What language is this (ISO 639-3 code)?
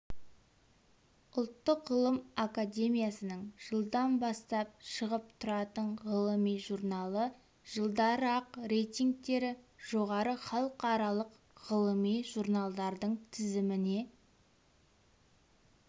kaz